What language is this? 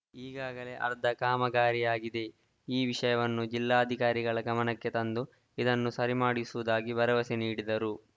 Kannada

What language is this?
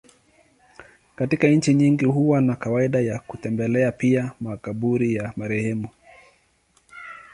Swahili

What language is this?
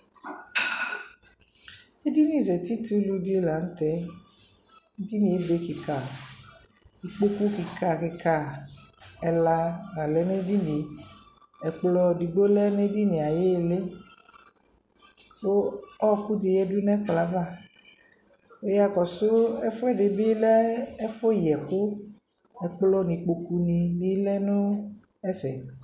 Ikposo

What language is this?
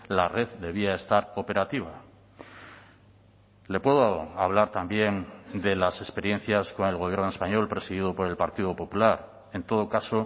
Spanish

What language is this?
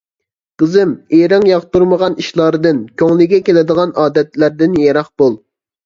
Uyghur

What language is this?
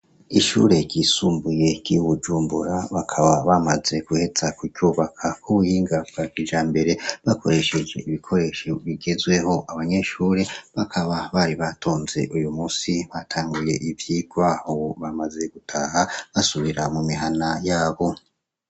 Rundi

